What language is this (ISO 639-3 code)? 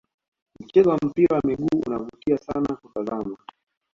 swa